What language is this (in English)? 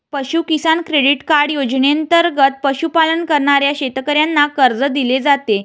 Marathi